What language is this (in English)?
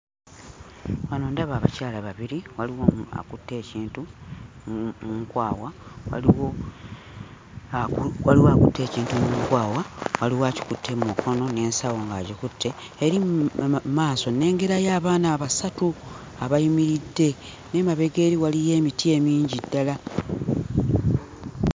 Ganda